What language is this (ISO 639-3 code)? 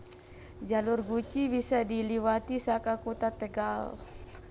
jav